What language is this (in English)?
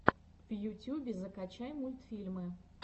Russian